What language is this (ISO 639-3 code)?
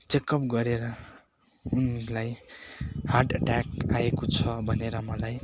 nep